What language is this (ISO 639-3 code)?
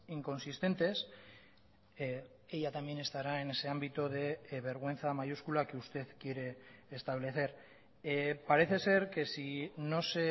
spa